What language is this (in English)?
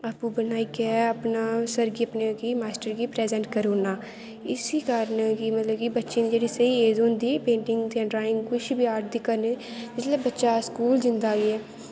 Dogri